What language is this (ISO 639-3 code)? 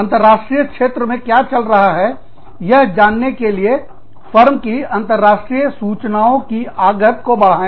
hin